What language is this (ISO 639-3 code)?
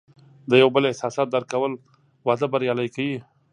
pus